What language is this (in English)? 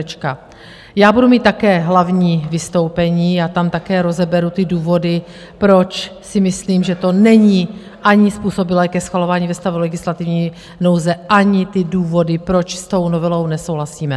Czech